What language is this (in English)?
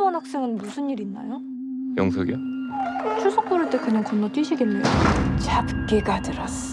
Korean